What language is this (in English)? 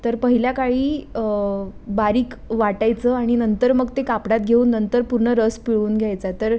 Marathi